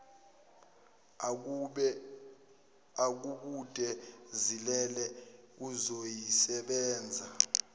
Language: Zulu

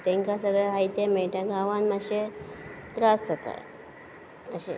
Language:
Konkani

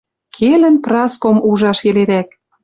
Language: Western Mari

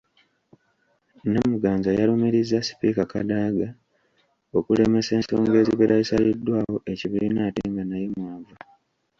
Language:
Ganda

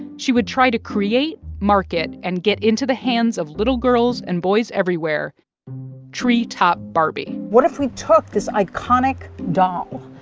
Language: English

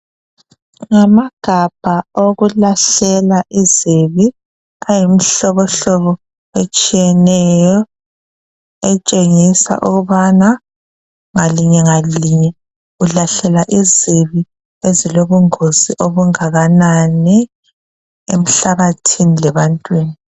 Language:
North Ndebele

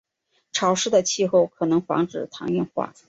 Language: Chinese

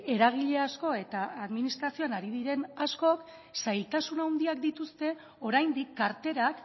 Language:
Basque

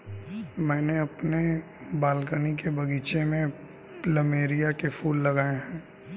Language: Hindi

